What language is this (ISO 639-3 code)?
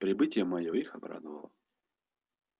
rus